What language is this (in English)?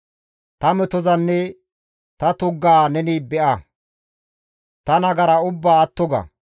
Gamo